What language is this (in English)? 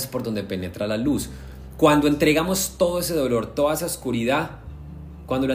Spanish